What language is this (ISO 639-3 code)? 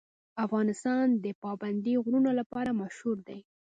pus